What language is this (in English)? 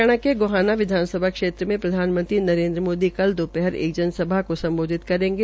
Hindi